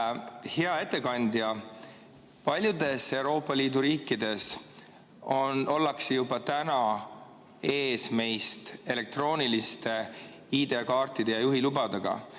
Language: Estonian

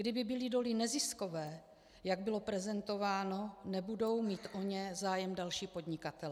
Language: Czech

